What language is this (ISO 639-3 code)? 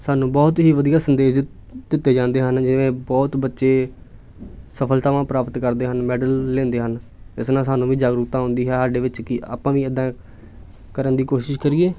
pan